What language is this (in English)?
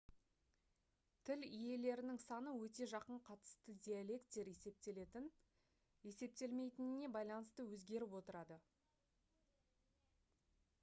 Kazakh